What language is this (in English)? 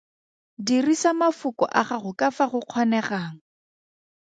Tswana